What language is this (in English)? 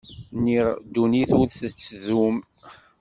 Kabyle